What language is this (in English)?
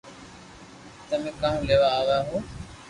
Loarki